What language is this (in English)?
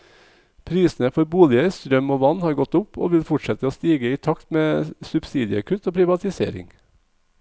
Norwegian